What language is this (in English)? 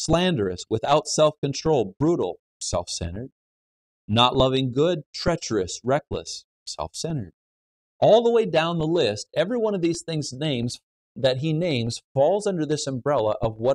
English